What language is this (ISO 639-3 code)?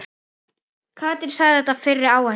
isl